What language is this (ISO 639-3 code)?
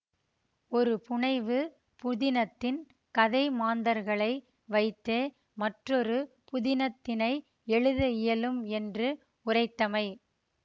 tam